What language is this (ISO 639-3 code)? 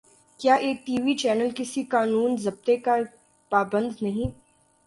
urd